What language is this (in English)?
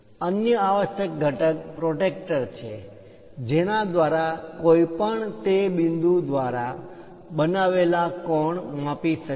Gujarati